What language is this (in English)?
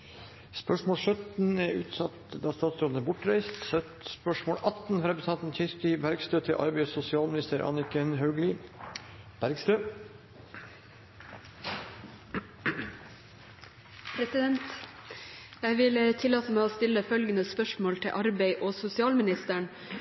Norwegian